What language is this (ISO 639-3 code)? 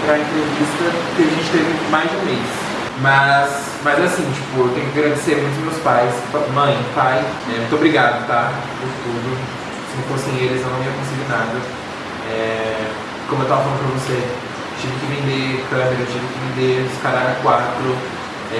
por